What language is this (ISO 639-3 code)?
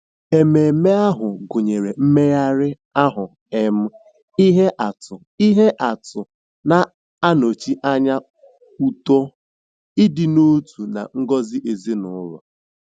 ibo